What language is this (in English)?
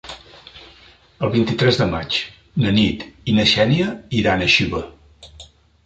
Catalan